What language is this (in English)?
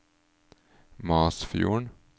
Norwegian